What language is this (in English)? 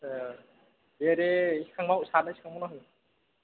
Bodo